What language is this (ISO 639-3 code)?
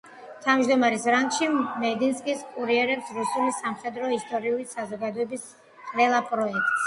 kat